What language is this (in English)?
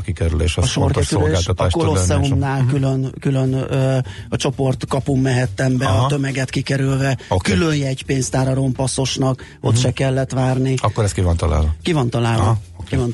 Hungarian